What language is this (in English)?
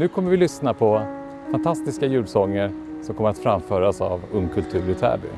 Swedish